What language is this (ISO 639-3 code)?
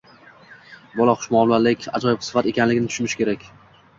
uzb